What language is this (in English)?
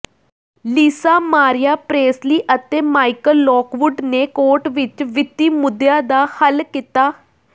Punjabi